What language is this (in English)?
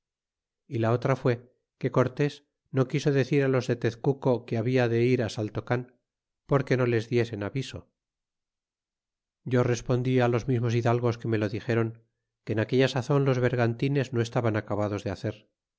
Spanish